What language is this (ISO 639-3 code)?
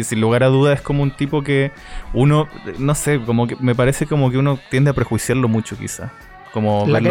spa